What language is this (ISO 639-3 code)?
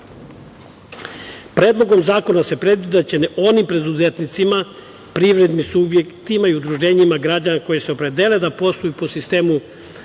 srp